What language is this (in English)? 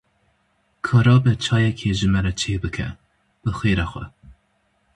Kurdish